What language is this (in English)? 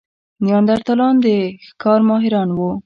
Pashto